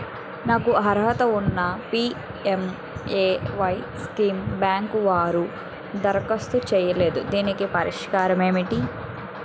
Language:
Telugu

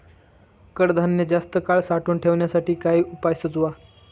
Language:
Marathi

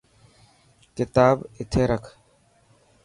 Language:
Dhatki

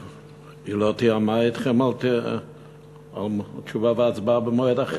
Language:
Hebrew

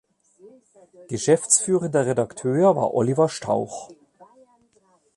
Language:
German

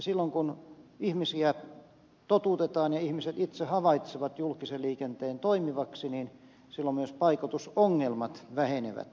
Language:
Finnish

